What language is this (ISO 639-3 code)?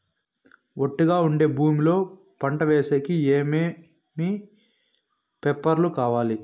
tel